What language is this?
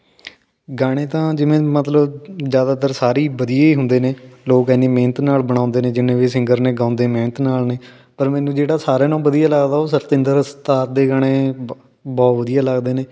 Punjabi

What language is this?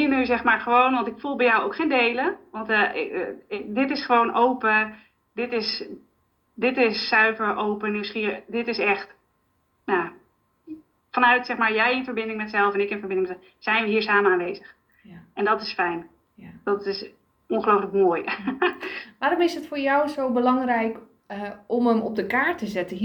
Dutch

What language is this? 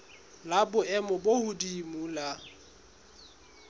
Southern Sotho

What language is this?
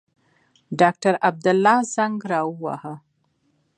Pashto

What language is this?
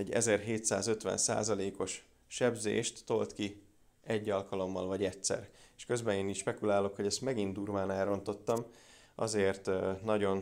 Hungarian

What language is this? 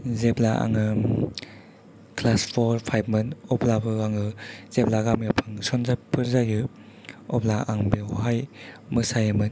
Bodo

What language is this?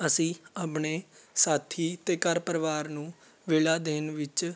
Punjabi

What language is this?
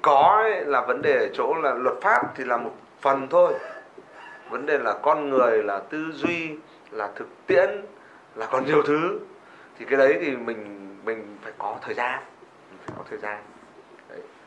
Vietnamese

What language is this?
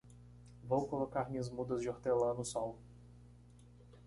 Portuguese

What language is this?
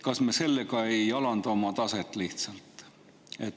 Estonian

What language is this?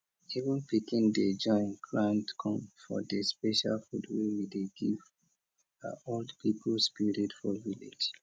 Nigerian Pidgin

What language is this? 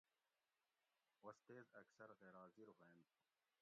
Gawri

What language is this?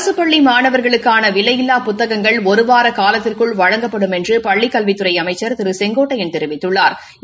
Tamil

